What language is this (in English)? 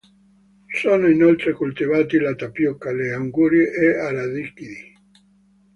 Italian